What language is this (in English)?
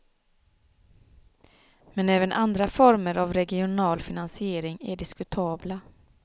Swedish